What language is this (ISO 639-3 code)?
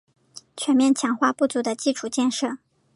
zho